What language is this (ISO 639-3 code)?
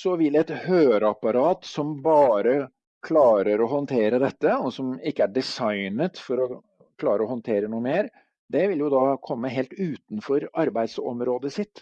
nor